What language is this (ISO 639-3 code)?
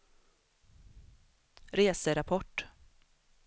swe